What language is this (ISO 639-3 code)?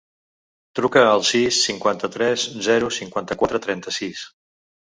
cat